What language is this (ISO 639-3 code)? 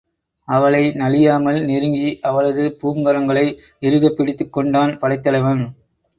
tam